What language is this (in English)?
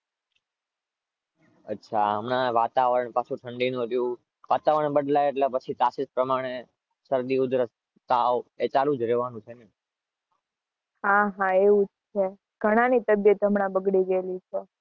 Gujarati